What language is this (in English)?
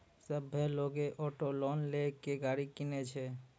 Maithili